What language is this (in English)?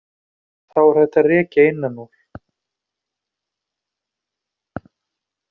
Icelandic